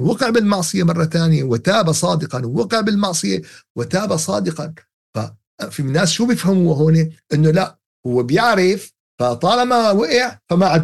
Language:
Arabic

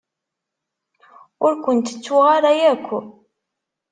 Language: Kabyle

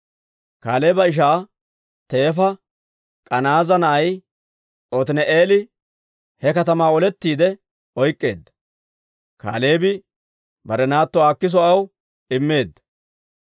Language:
Dawro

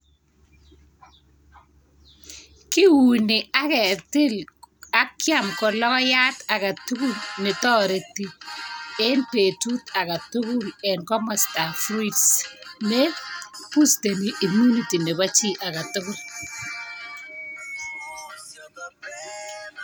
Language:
Kalenjin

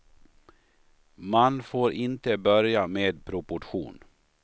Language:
Swedish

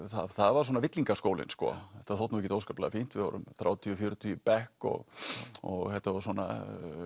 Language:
Icelandic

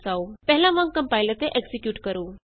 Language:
Punjabi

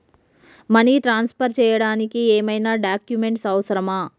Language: Telugu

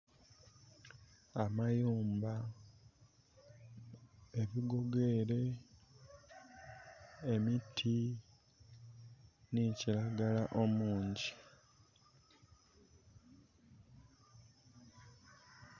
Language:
Soga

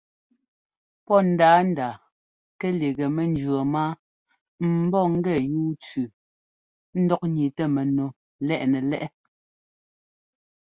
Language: Ngomba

